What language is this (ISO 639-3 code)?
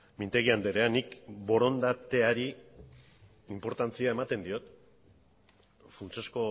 eus